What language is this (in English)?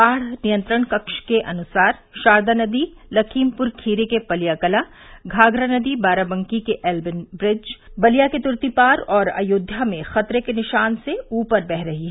Hindi